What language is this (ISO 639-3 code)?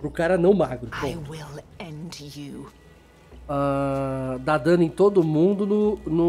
por